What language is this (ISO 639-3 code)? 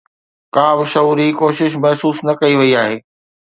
snd